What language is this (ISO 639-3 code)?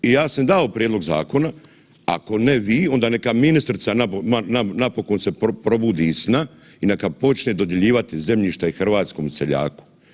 hrv